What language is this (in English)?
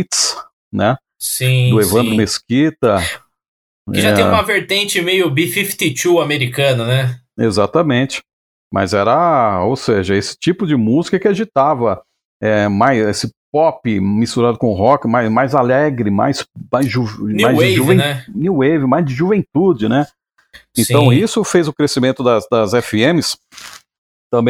Portuguese